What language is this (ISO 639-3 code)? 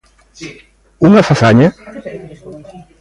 glg